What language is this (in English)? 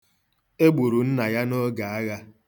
Igbo